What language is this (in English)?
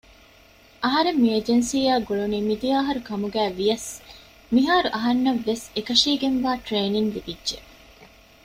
Divehi